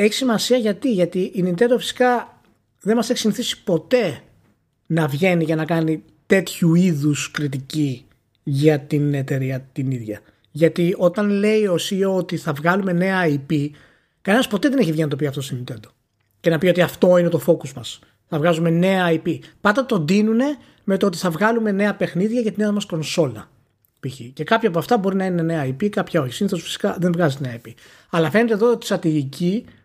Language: Greek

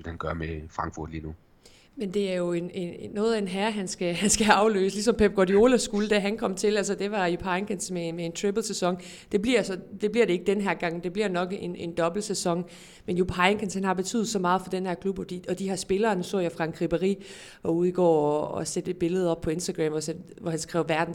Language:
Danish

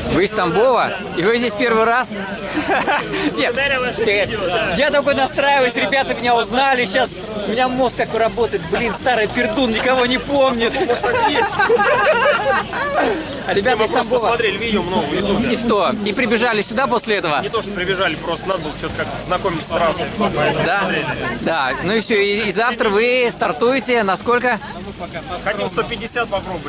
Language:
Russian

